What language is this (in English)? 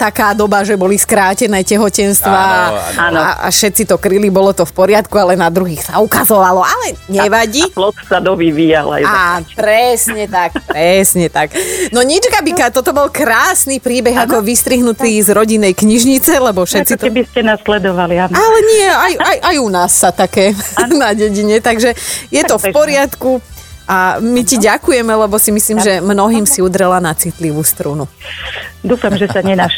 Slovak